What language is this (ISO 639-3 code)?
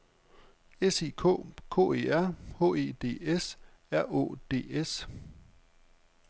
dan